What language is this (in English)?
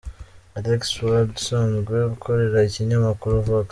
Kinyarwanda